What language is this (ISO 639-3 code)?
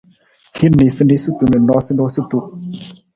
nmz